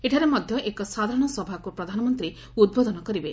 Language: Odia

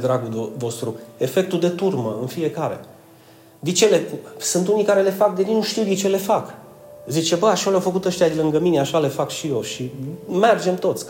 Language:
Romanian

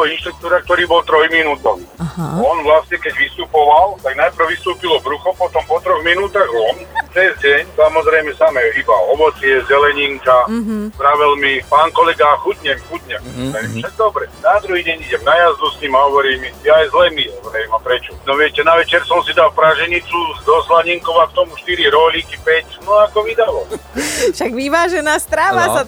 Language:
Slovak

